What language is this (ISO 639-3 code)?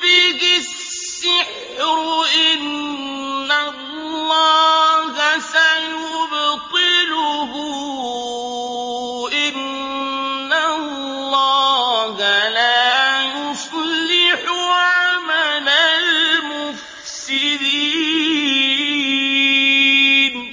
ara